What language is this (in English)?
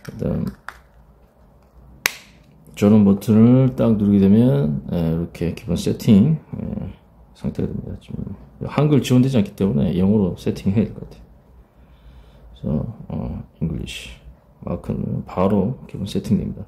Korean